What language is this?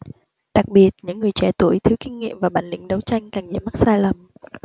Vietnamese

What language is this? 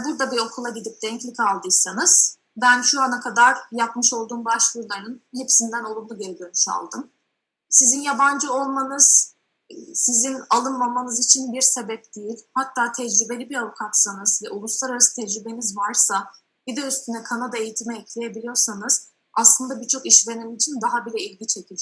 Turkish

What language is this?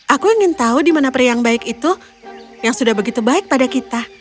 Indonesian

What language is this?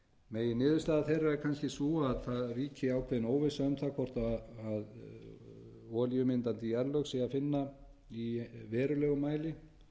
Icelandic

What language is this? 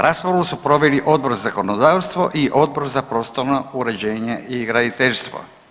Croatian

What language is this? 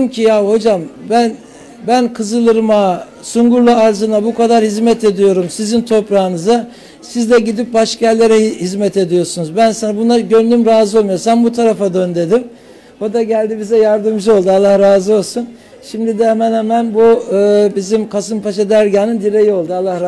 Turkish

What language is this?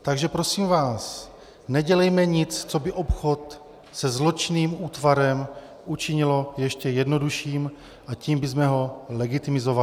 Czech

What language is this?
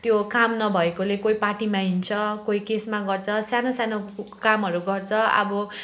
Nepali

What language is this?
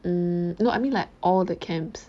English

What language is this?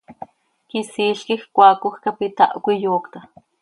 Seri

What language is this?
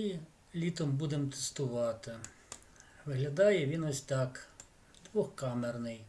Ukrainian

